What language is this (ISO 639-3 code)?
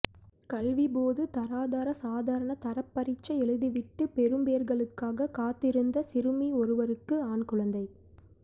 tam